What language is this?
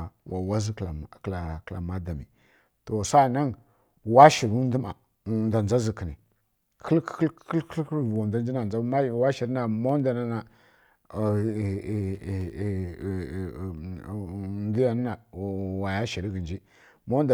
Kirya-Konzəl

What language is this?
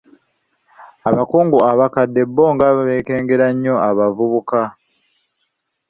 Ganda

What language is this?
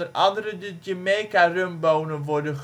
Dutch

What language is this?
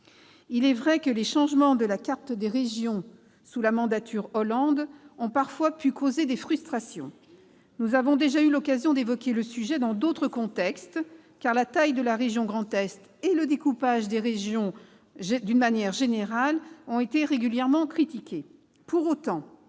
French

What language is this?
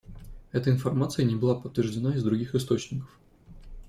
Russian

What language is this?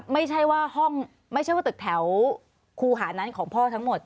Thai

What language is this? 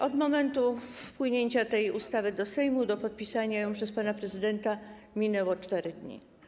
Polish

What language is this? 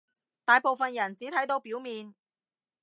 Cantonese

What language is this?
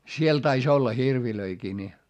Finnish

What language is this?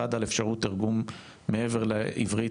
Hebrew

